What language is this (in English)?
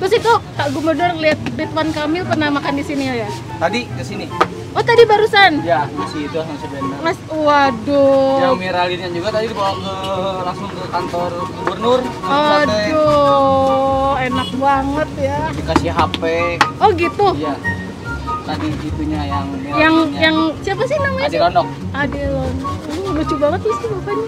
Indonesian